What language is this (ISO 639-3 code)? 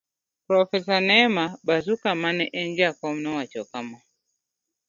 luo